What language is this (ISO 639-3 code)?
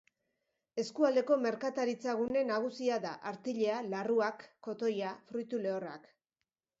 eus